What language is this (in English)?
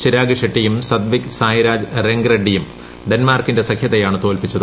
Malayalam